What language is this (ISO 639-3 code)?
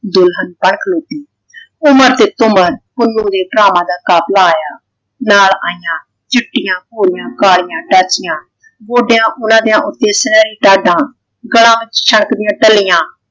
pan